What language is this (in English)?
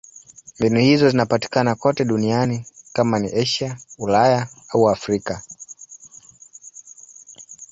Swahili